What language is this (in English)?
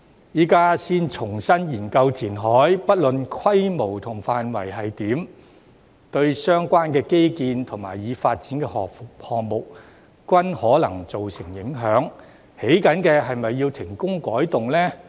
Cantonese